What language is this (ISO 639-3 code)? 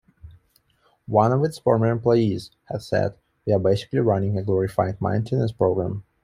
eng